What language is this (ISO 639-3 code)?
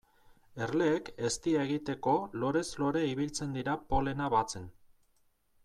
eus